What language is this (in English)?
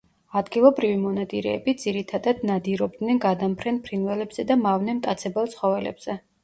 Georgian